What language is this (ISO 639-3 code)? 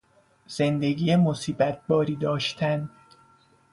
fas